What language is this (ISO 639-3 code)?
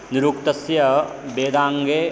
san